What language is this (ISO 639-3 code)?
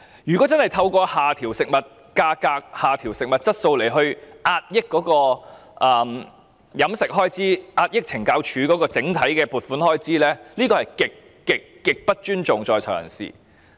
yue